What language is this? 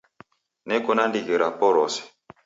Taita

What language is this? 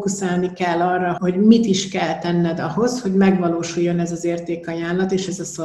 Hungarian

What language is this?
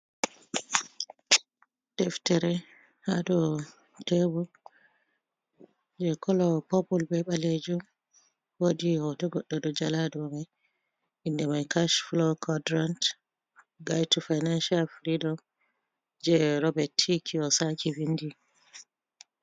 Fula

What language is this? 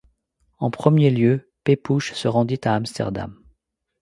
French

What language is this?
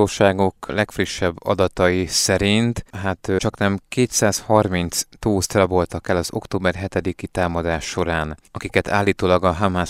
Hungarian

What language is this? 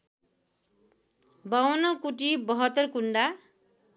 Nepali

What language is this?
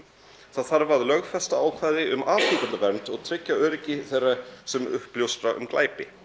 Icelandic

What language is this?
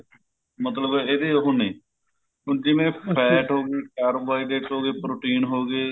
Punjabi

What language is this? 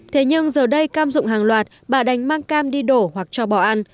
Vietnamese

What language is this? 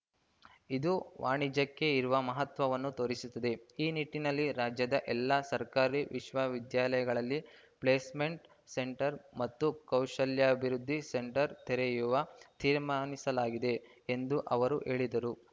Kannada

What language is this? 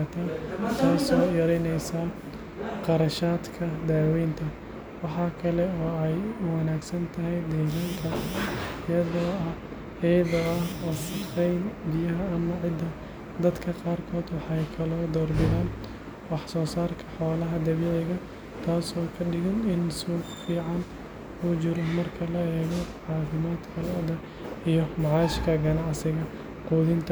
Somali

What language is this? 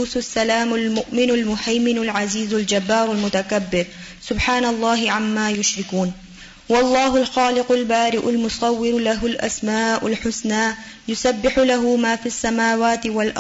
Urdu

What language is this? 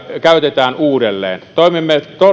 Finnish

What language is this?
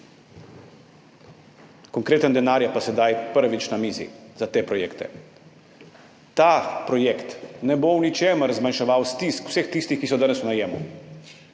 Slovenian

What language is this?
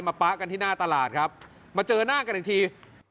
Thai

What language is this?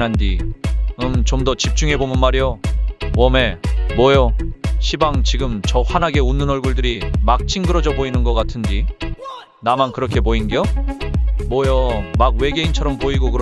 Korean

